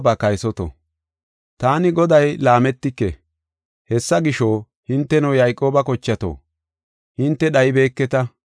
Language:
Gofa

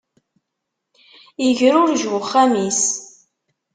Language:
Kabyle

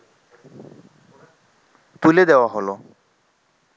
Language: Bangla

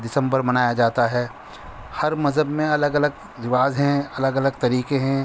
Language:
Urdu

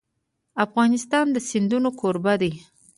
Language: Pashto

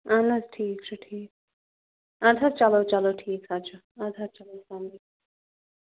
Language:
Kashmiri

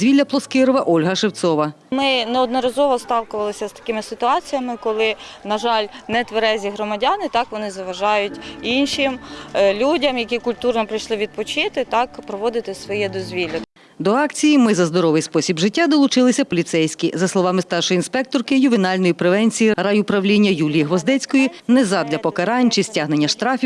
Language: Ukrainian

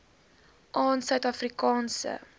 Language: Afrikaans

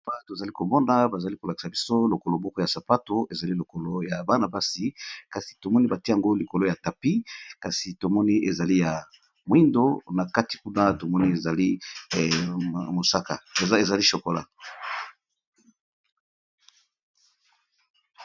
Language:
Lingala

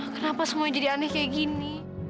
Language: Indonesian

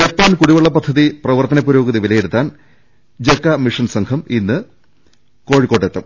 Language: Malayalam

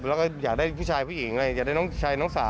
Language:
Thai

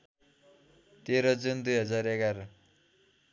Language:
Nepali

